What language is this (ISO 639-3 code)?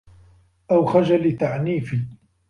ara